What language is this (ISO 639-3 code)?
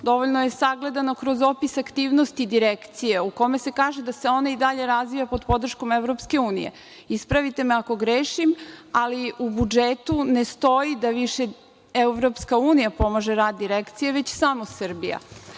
srp